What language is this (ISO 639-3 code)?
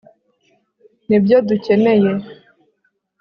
kin